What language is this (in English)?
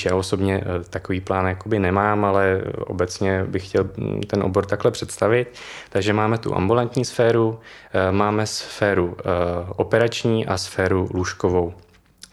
Czech